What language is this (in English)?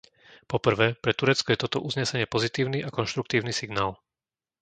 Slovak